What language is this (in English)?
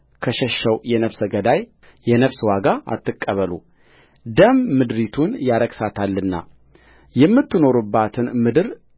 Amharic